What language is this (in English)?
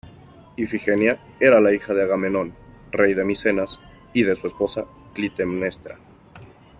Spanish